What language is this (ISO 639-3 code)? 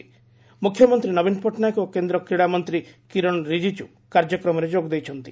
ori